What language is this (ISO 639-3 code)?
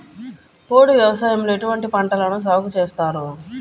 tel